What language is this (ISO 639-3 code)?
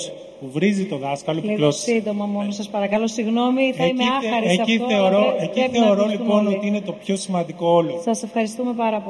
ell